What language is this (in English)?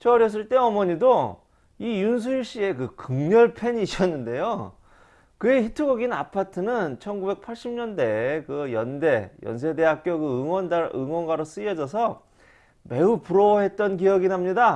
Korean